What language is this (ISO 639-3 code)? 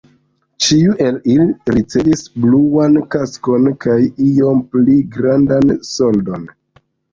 epo